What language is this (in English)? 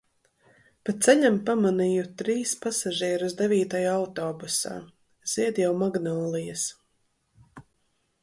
Latvian